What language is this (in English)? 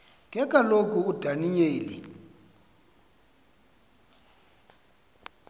Xhosa